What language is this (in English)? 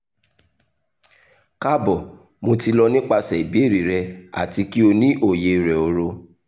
Yoruba